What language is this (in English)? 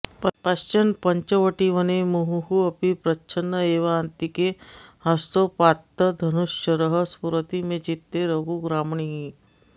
Sanskrit